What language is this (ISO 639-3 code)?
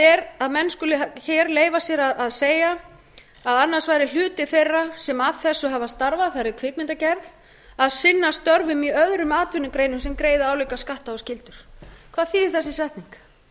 isl